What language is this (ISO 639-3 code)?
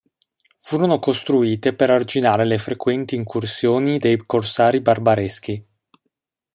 ita